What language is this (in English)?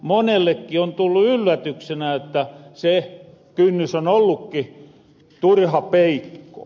Finnish